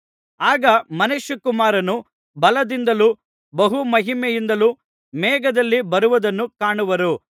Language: Kannada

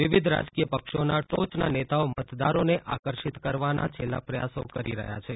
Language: Gujarati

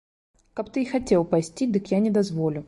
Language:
Belarusian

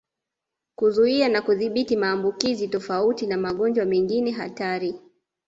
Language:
Swahili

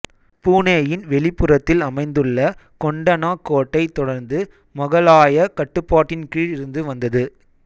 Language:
Tamil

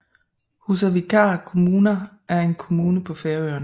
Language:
Danish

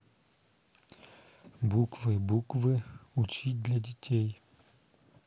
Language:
Russian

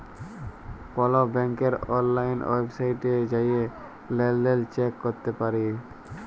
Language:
Bangla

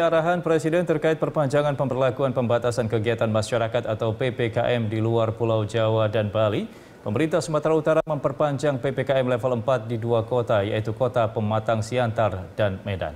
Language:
Indonesian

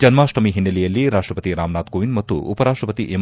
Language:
Kannada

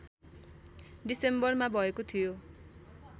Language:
Nepali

